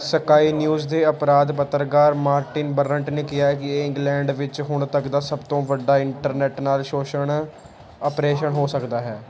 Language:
Punjabi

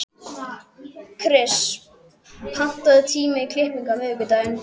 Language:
Icelandic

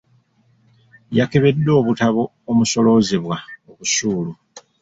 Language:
Ganda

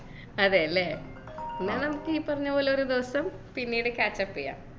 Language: Malayalam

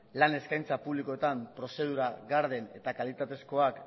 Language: Basque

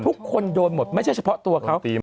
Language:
Thai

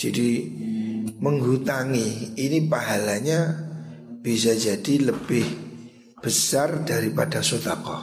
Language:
Indonesian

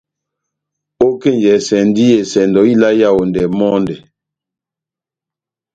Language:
Batanga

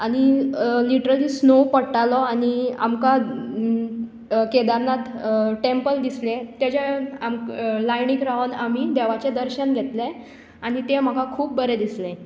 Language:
Konkani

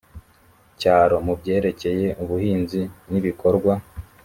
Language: Kinyarwanda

